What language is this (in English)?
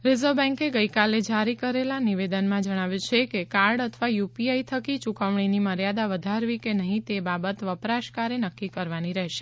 Gujarati